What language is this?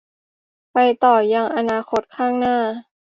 Thai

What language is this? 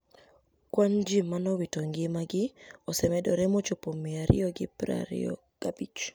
Luo (Kenya and Tanzania)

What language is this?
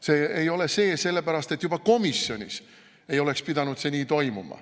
Estonian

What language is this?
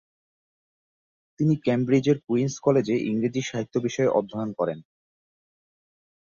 Bangla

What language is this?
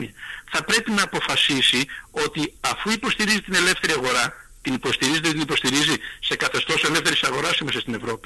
Greek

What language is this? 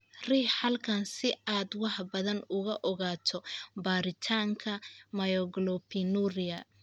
Somali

